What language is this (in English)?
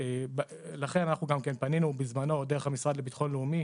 Hebrew